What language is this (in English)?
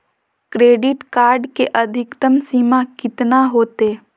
Magahi